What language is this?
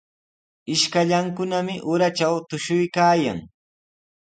Sihuas Ancash Quechua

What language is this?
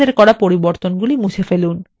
Bangla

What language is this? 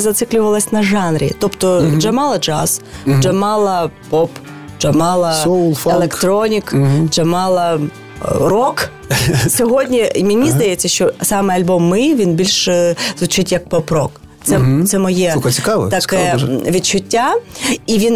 Ukrainian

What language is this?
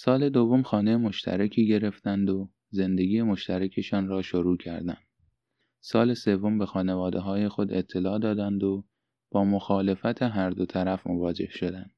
Persian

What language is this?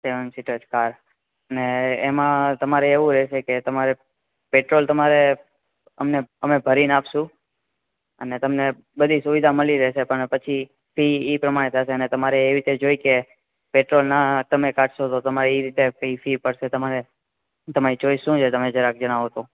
Gujarati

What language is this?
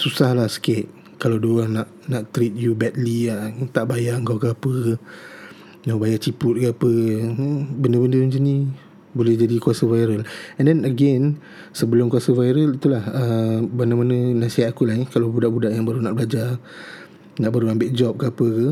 Malay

